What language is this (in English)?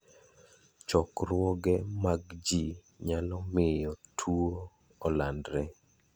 Luo (Kenya and Tanzania)